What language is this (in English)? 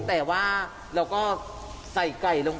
Thai